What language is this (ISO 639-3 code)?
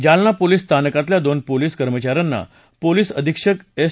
mar